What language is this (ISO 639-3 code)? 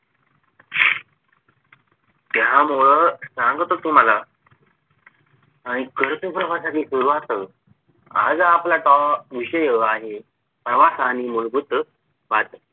mar